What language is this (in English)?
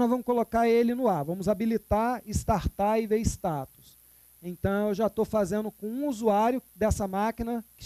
Portuguese